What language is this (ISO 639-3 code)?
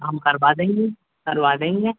hin